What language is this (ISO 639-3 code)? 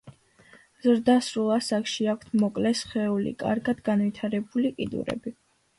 kat